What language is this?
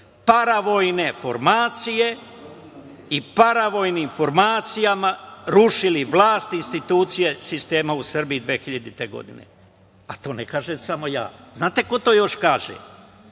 Serbian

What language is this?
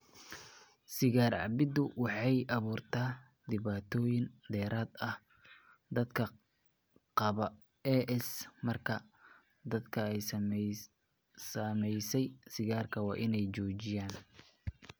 Somali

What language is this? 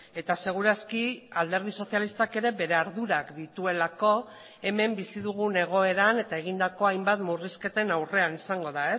Basque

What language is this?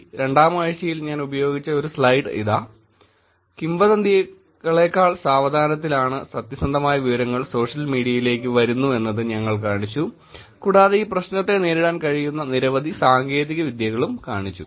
Malayalam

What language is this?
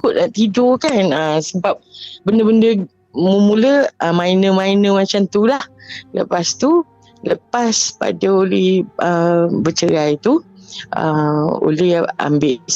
Malay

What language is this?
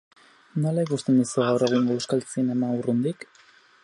Basque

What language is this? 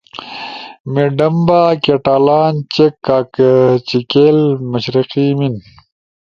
Ushojo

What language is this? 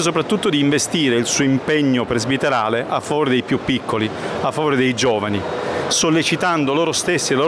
Italian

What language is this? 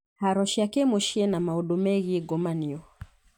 Kikuyu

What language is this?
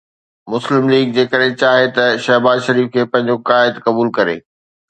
Sindhi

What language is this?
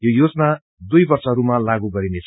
Nepali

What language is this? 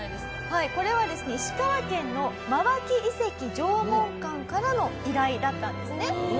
Japanese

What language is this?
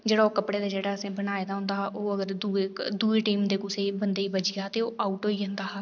Dogri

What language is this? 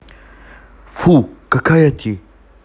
Russian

